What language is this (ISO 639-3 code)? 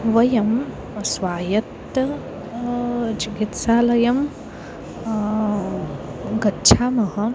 san